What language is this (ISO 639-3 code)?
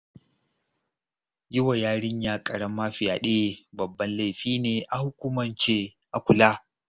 hau